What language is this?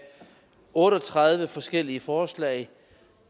Danish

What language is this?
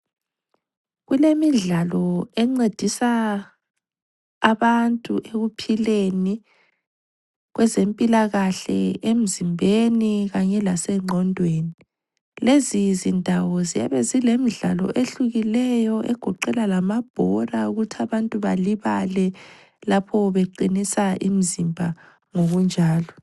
North Ndebele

